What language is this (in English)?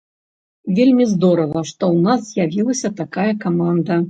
Belarusian